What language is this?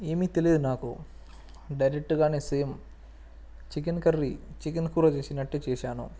Telugu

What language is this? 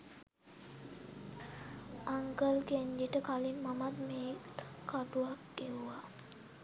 Sinhala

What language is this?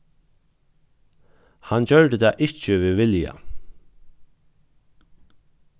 Faroese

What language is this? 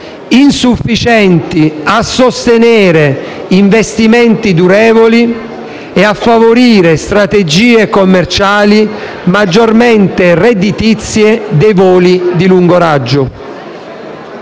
Italian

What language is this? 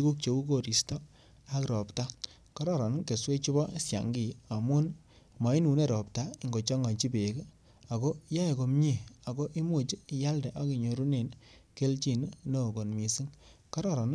Kalenjin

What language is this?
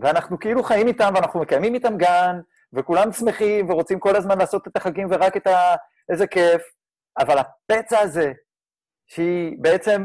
Hebrew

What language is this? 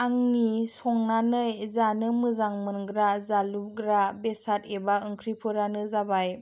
Bodo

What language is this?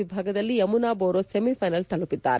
Kannada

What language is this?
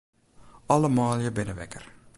Western Frisian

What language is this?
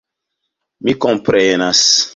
Esperanto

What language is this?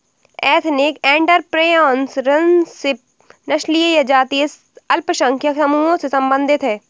Hindi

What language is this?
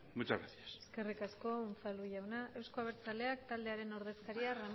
Basque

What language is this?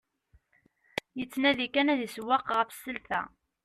Kabyle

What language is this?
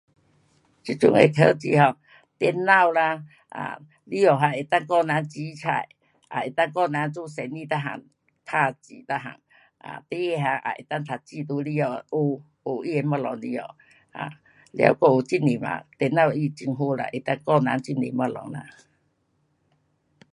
Pu-Xian Chinese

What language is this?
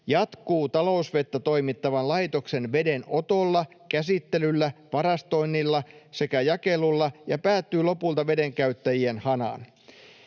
Finnish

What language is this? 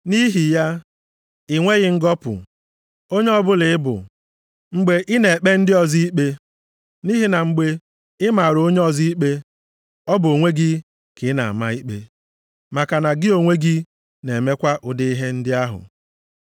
Igbo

